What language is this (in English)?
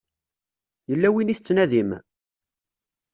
Kabyle